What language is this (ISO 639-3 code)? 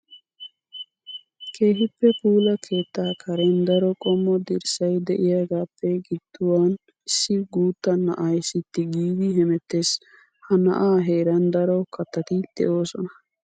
wal